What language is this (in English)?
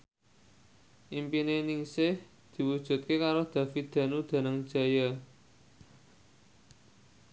Javanese